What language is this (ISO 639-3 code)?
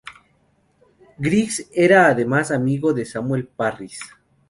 spa